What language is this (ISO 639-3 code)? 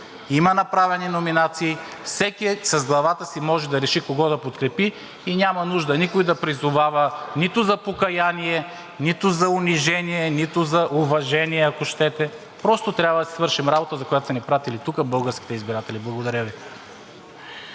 bul